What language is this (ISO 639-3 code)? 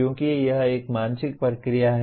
hin